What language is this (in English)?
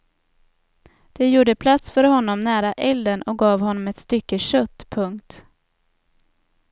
Swedish